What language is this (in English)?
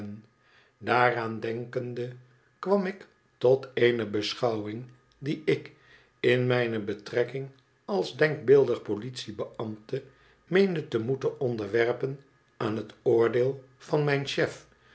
Dutch